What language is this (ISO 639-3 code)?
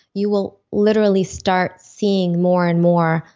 eng